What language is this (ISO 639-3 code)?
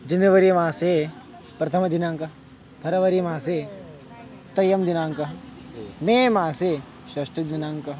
san